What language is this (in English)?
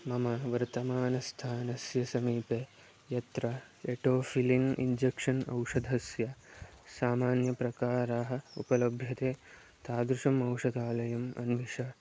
Sanskrit